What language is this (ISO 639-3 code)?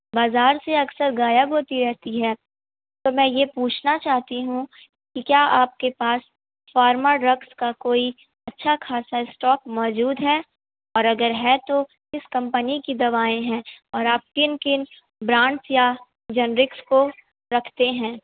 urd